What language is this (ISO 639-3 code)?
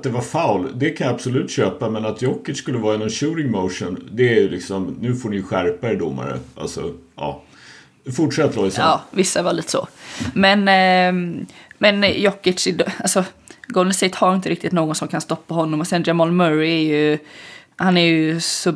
swe